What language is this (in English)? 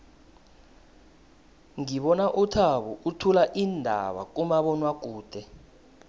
South Ndebele